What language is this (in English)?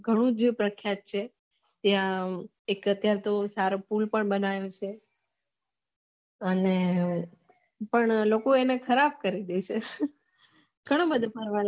Gujarati